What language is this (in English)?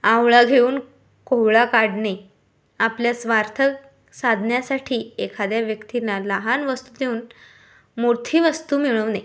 Marathi